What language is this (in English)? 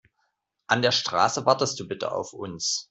German